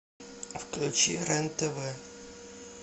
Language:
Russian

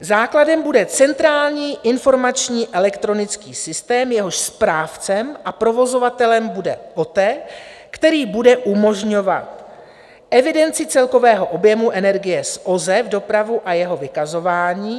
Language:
Czech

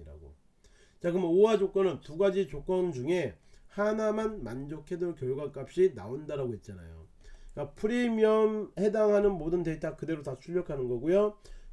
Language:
Korean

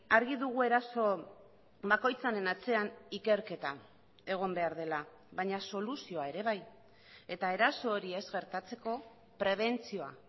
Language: Basque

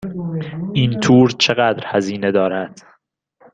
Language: Persian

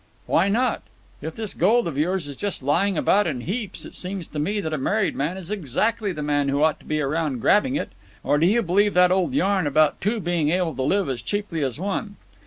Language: English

